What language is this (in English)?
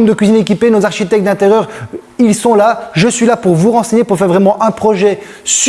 French